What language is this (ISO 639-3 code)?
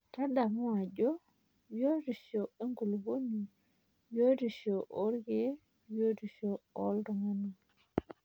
mas